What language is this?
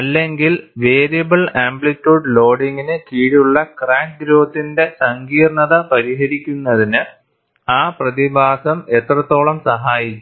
Malayalam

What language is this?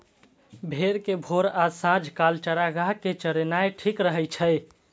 Maithili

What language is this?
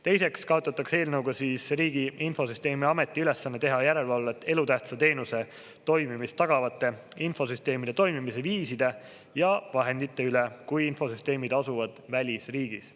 Estonian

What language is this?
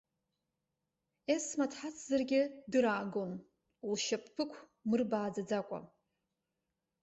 Abkhazian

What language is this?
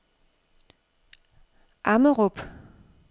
Danish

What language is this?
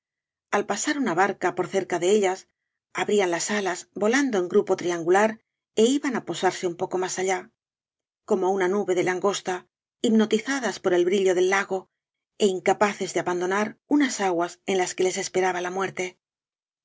Spanish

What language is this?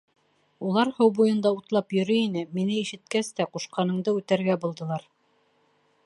Bashkir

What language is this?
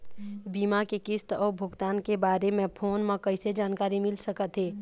Chhattisgarhi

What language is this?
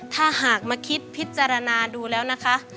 Thai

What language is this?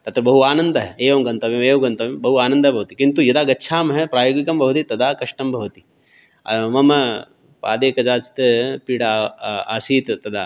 Sanskrit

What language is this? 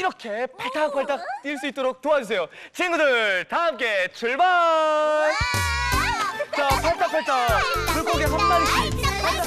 Korean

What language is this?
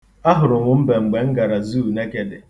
Igbo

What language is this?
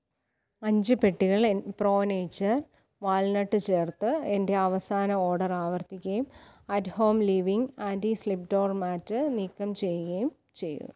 Malayalam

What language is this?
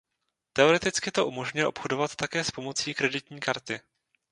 Czech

